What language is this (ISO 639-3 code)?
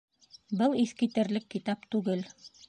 bak